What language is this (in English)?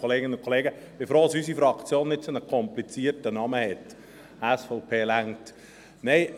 Swiss German